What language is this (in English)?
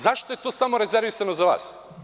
Serbian